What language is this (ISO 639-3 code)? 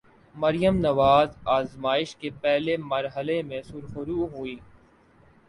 urd